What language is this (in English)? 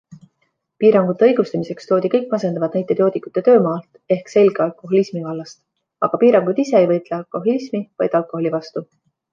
Estonian